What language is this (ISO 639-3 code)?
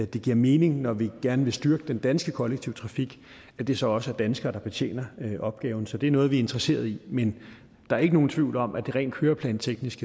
dan